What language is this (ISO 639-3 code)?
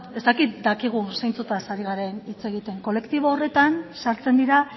eus